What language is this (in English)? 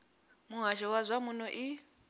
Venda